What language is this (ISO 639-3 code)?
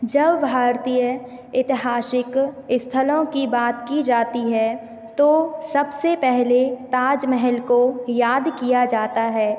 hin